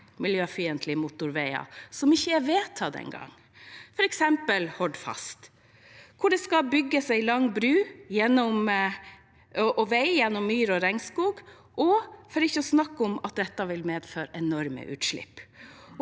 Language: Norwegian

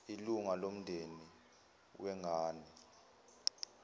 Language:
Zulu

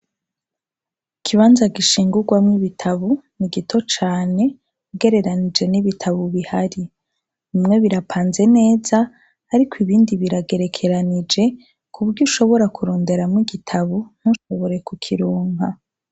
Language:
Rundi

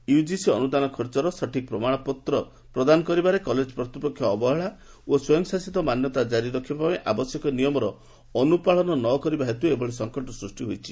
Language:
Odia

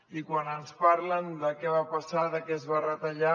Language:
Catalan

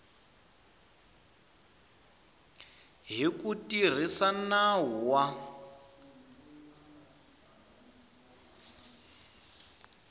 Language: Tsonga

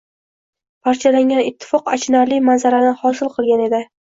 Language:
Uzbek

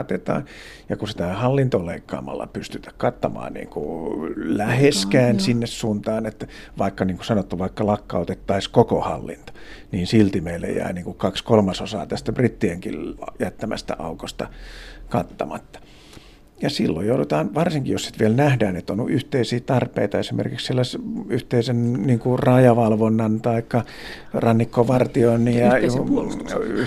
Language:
Finnish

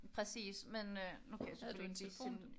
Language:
Danish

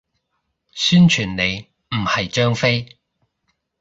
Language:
Cantonese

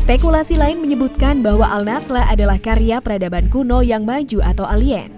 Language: Indonesian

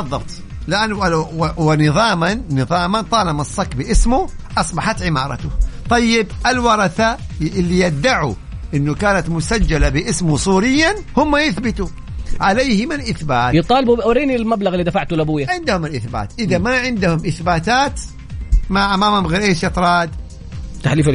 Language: Arabic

